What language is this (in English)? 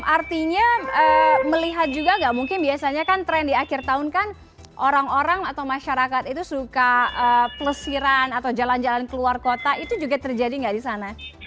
Indonesian